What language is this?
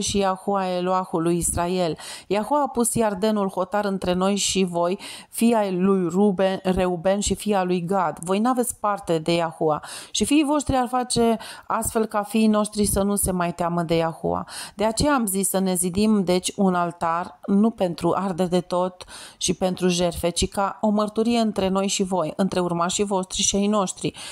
Romanian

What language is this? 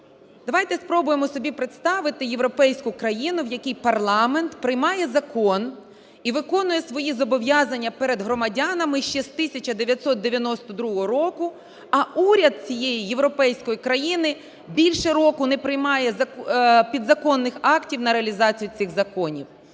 Ukrainian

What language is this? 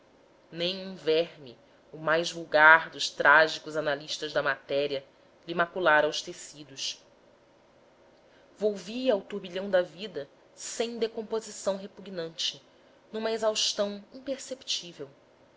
Portuguese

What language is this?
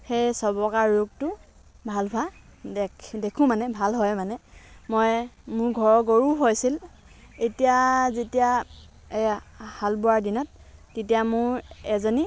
Assamese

